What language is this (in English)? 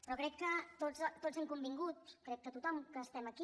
Catalan